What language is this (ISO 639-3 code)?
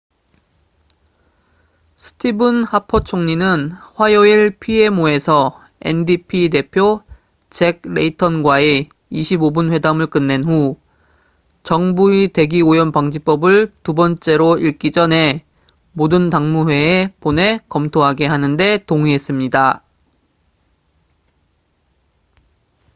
kor